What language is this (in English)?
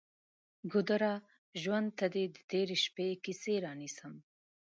Pashto